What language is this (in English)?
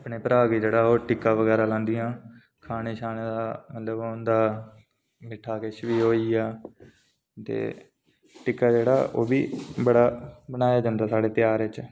Dogri